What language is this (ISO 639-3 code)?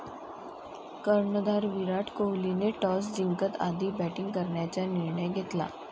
mar